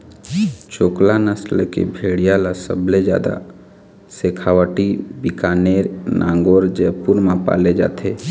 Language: Chhattisgarhi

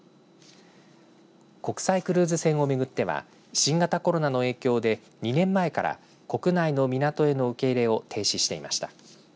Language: Japanese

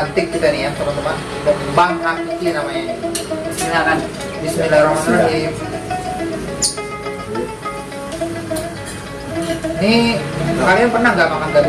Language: Indonesian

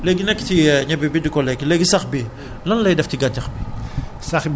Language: Wolof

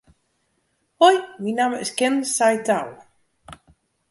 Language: Western Frisian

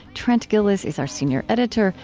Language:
English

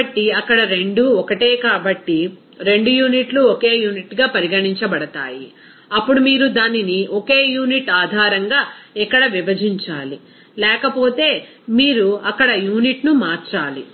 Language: Telugu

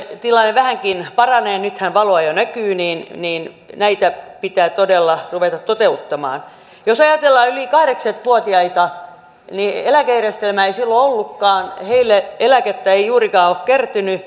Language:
Finnish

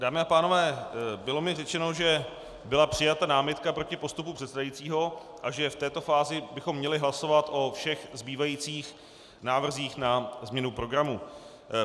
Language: Czech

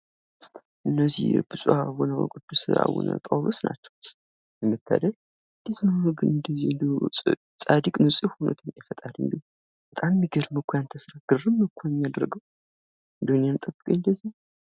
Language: Amharic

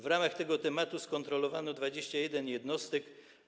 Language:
Polish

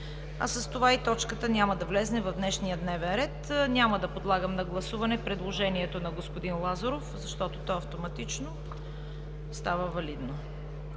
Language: Bulgarian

